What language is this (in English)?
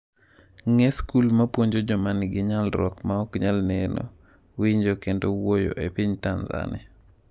Luo (Kenya and Tanzania)